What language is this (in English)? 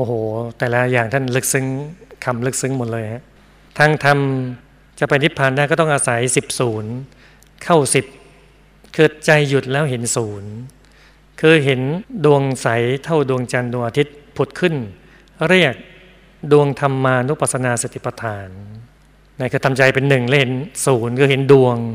Thai